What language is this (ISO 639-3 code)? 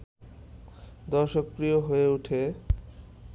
ben